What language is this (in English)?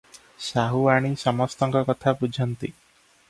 Odia